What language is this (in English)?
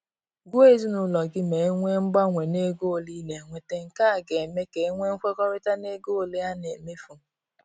Igbo